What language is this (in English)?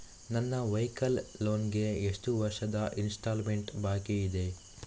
Kannada